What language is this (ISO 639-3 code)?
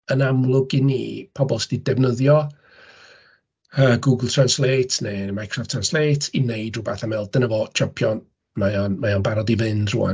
cym